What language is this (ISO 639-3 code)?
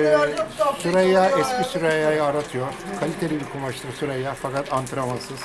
tur